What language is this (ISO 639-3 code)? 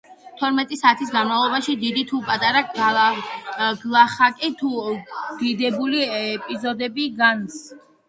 kat